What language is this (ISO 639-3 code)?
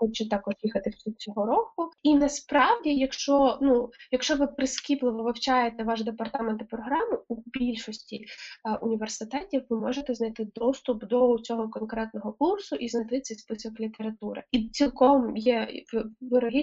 ukr